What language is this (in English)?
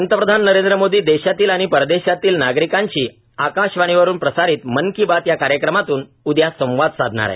Marathi